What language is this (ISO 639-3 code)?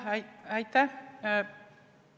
est